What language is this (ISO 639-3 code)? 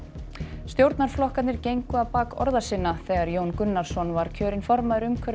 isl